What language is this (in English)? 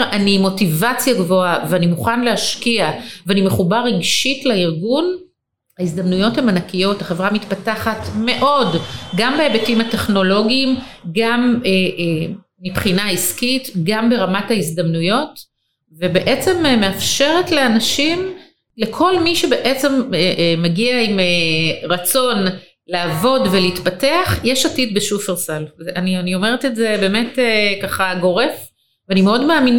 Hebrew